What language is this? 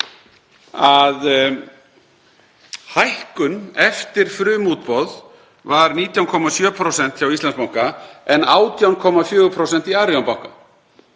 Icelandic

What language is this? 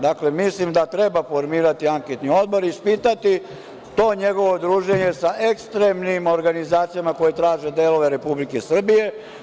Serbian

